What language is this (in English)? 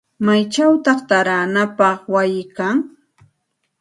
Santa Ana de Tusi Pasco Quechua